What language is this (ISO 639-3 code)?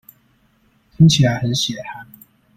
zho